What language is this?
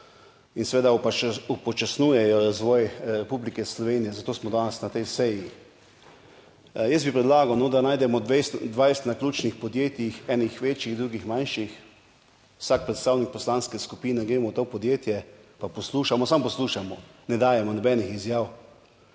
Slovenian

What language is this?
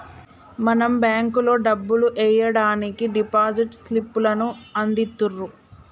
Telugu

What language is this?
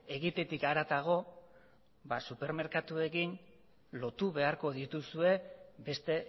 Basque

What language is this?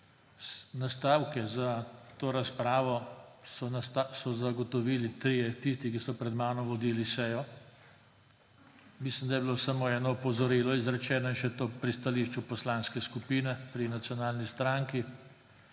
Slovenian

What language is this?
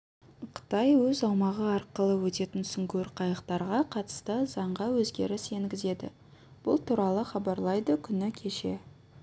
Kazakh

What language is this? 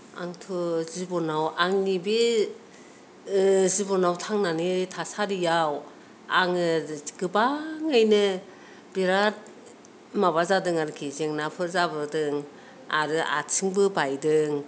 Bodo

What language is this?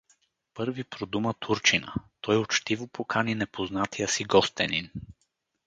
Bulgarian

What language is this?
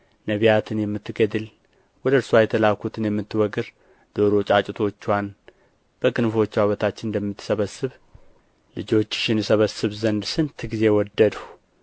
Amharic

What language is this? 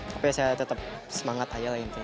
Indonesian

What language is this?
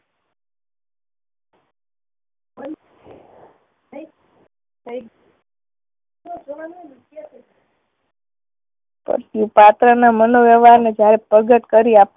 Gujarati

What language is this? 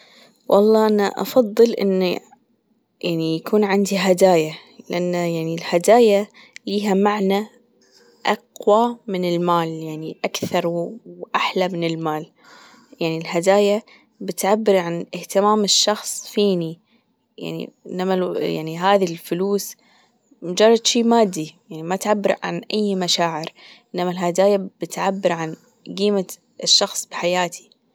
Gulf Arabic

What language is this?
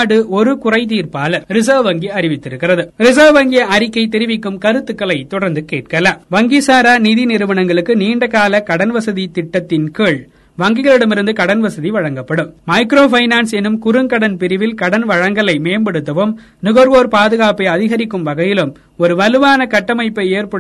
Tamil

